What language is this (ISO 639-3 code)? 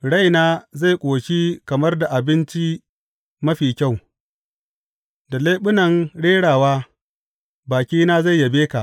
hau